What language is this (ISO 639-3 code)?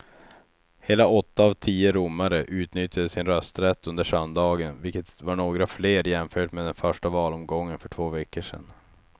swe